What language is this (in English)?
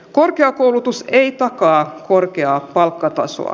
Finnish